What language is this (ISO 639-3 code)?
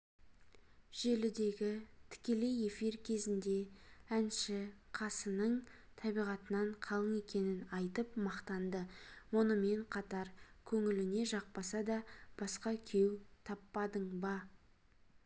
kaz